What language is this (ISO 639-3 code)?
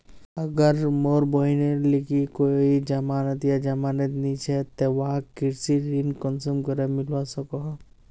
mag